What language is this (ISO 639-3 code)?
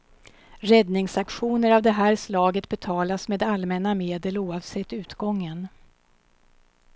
swe